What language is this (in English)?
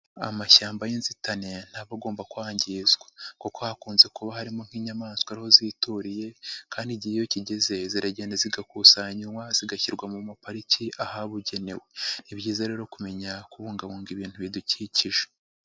Kinyarwanda